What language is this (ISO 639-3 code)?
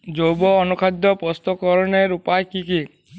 ben